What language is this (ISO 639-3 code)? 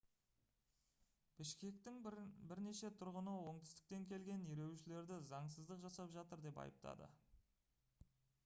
kaz